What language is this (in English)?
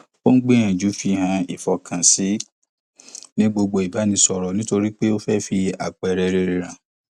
Yoruba